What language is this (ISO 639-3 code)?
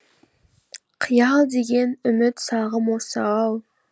kaz